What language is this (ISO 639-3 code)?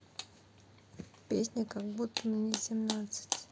rus